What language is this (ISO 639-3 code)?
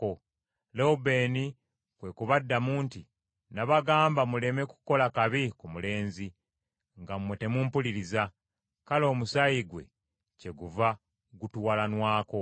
lug